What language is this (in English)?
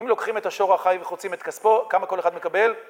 Hebrew